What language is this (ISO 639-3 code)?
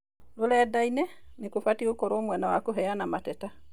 kik